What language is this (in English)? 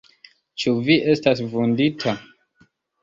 Esperanto